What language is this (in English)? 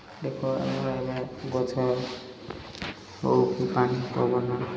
Odia